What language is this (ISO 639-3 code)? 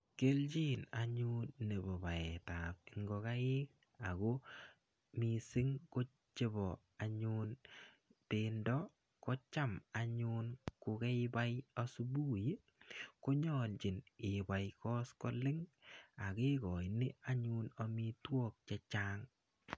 kln